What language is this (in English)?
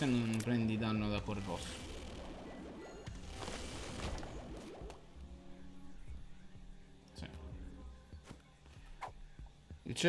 Italian